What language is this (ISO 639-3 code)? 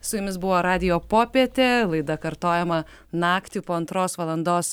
lit